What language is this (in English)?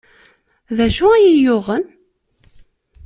Kabyle